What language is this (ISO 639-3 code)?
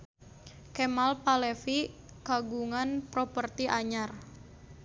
sun